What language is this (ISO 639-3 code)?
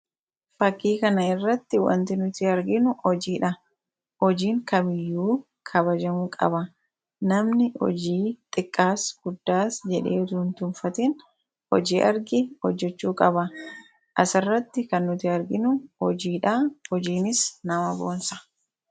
orm